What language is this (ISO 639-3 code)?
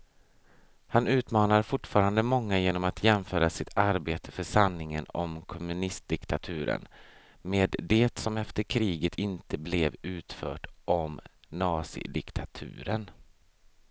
swe